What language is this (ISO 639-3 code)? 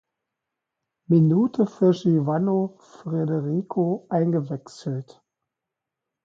deu